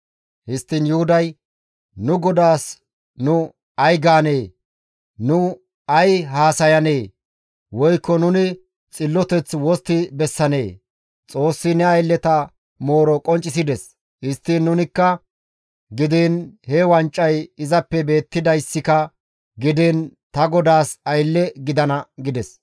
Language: Gamo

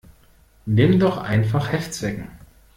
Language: German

